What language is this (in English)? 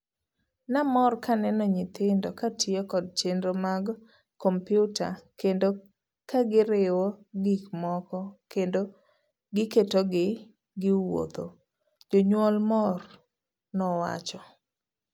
Luo (Kenya and Tanzania)